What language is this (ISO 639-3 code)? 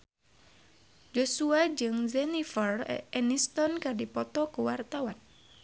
sun